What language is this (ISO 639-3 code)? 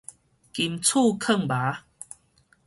nan